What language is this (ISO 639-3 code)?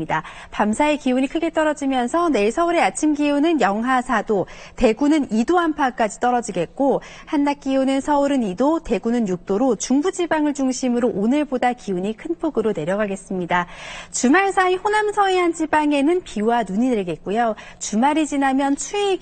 kor